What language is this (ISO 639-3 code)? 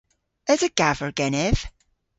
cor